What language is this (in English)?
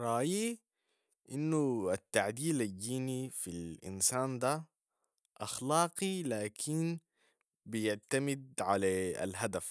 Sudanese Arabic